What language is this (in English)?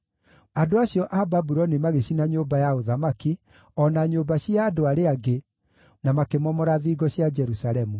Kikuyu